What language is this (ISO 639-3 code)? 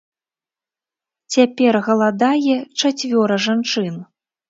bel